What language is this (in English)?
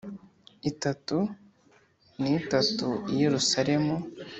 Kinyarwanda